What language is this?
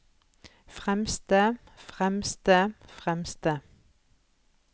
Norwegian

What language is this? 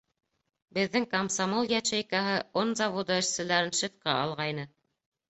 Bashkir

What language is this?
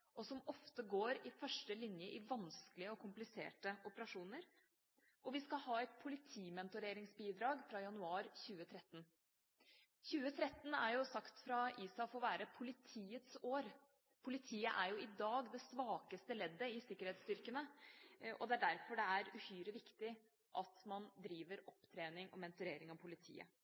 Norwegian Bokmål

